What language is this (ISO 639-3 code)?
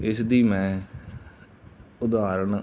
pan